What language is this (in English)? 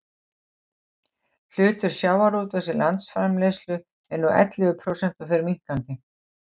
Icelandic